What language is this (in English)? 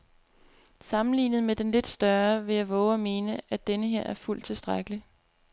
Danish